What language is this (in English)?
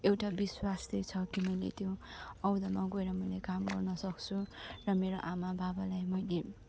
Nepali